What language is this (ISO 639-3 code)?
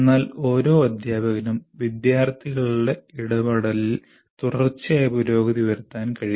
mal